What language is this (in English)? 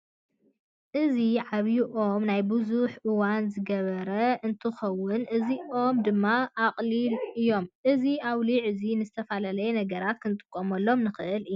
Tigrinya